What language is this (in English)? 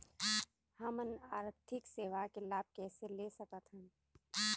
Chhattisgarhi